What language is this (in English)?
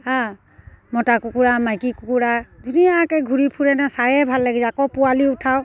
Assamese